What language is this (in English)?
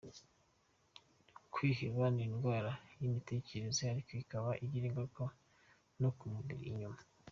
Kinyarwanda